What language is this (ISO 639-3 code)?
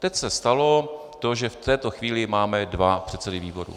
ces